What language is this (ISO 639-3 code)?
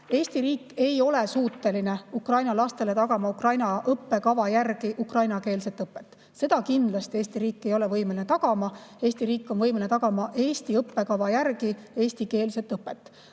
est